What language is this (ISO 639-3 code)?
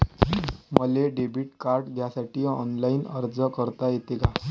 mar